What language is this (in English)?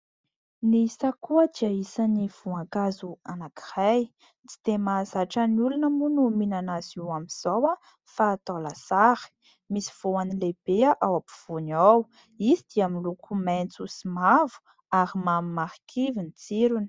Malagasy